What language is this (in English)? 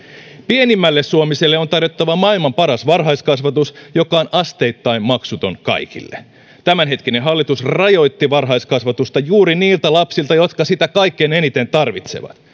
Finnish